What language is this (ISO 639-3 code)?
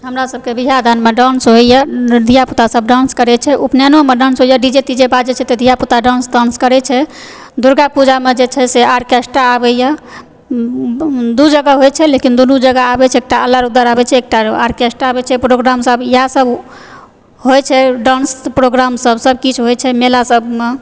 mai